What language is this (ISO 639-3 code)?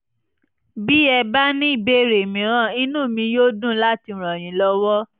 yor